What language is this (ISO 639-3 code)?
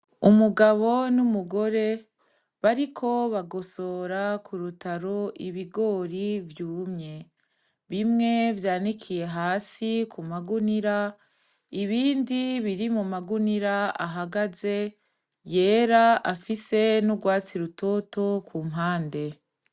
run